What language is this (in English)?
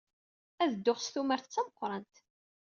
Kabyle